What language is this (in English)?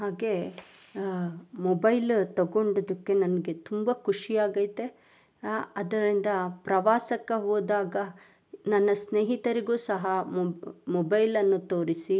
Kannada